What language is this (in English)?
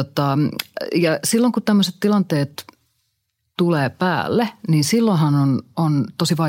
Finnish